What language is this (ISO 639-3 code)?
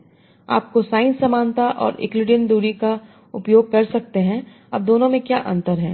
hin